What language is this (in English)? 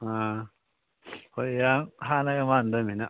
Manipuri